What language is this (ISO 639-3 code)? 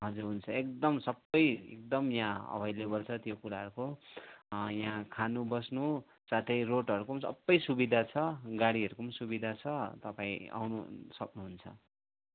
nep